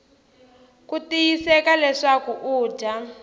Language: Tsonga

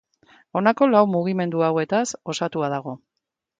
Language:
Basque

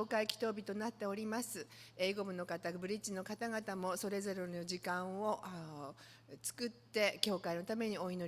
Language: Japanese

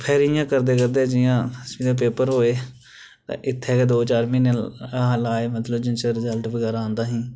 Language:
Dogri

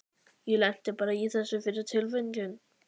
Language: Icelandic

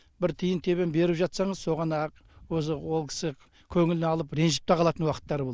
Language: Kazakh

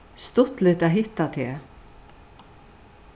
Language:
Faroese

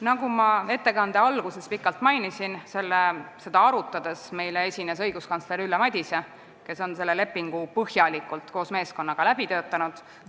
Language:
Estonian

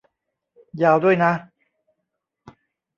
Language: Thai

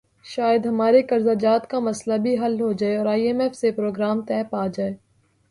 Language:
Urdu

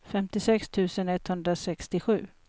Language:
Swedish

